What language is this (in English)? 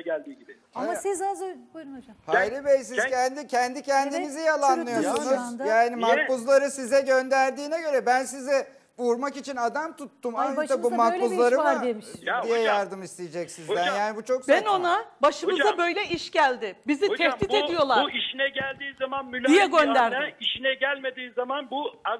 Turkish